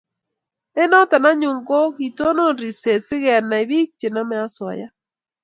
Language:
Kalenjin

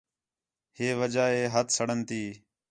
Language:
Khetrani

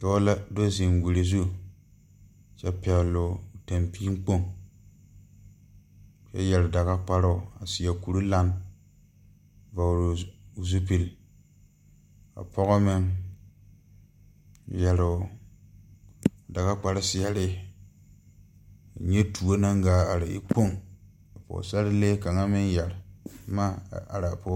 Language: Southern Dagaare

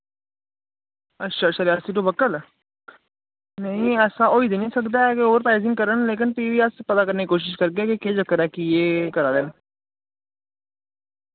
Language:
Dogri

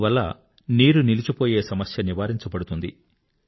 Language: Telugu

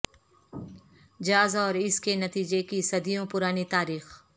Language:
Urdu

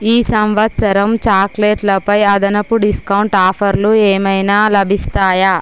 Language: Telugu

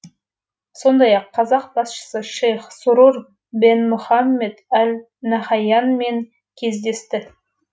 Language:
Kazakh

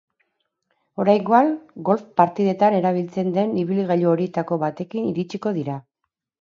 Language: Basque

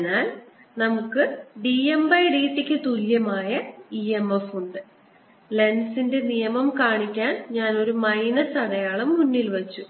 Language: Malayalam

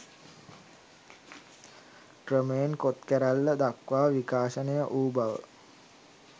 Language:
Sinhala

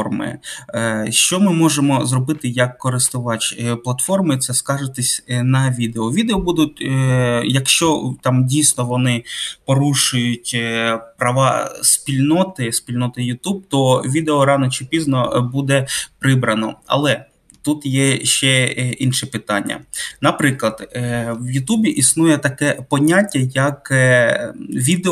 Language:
Ukrainian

